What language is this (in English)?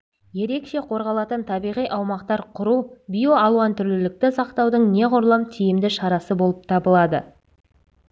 Kazakh